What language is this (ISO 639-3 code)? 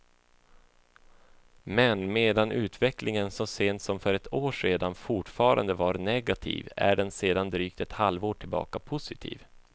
swe